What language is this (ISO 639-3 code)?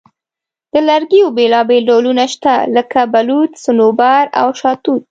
pus